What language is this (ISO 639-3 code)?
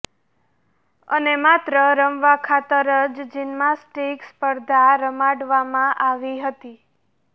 guj